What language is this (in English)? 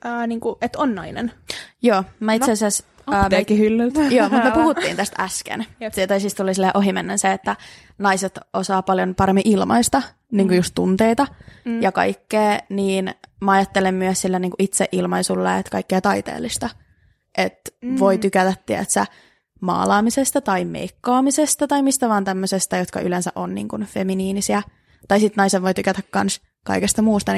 Finnish